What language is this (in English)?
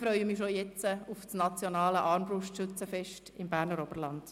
Swiss German